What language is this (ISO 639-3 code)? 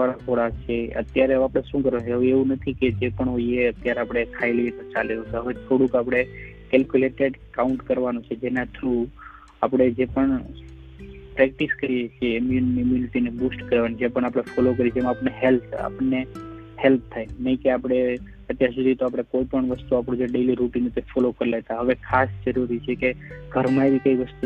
guj